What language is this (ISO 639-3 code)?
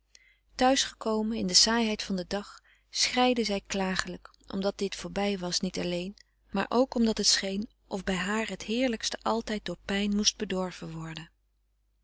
nld